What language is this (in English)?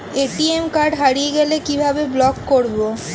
Bangla